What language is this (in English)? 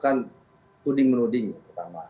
Indonesian